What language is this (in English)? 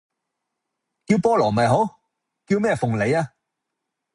Cantonese